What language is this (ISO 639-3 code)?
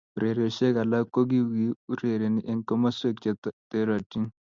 kln